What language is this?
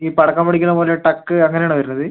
Malayalam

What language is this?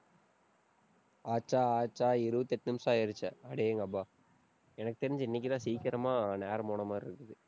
Tamil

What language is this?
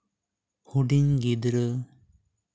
Santali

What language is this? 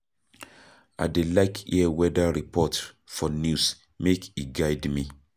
Nigerian Pidgin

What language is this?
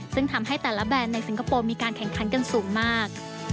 Thai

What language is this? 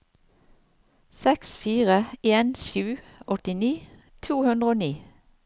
Norwegian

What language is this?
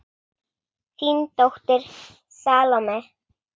Icelandic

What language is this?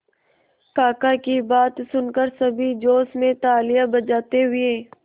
Hindi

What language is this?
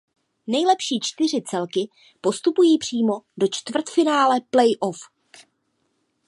Czech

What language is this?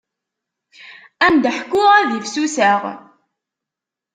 Kabyle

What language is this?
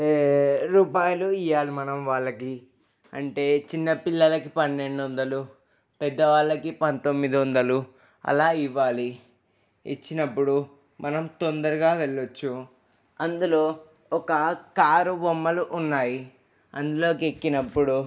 Telugu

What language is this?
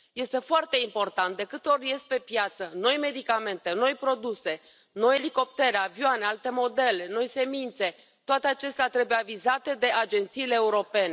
Romanian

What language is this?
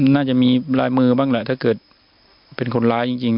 Thai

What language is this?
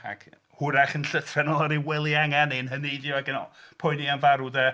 Welsh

